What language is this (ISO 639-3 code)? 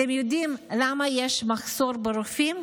heb